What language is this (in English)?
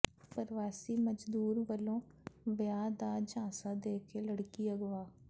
Punjabi